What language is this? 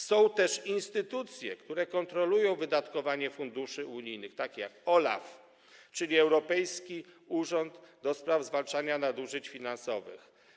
Polish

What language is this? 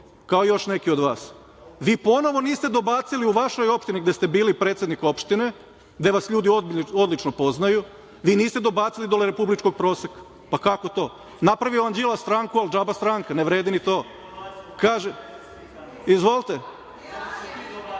Serbian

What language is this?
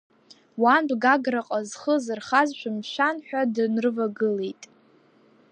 Abkhazian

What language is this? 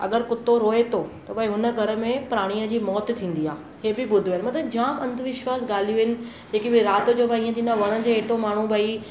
Sindhi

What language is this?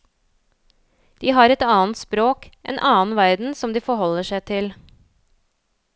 Norwegian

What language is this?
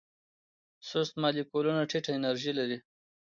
Pashto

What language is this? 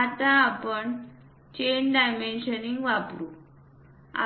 Marathi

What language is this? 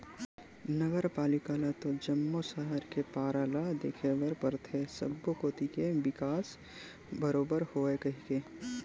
Chhattisgarhi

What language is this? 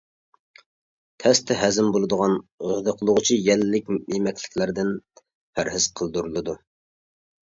Uyghur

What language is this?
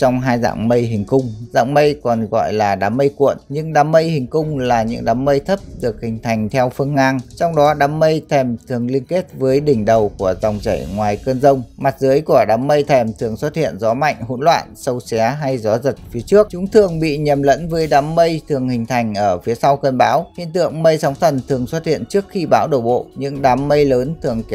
Vietnamese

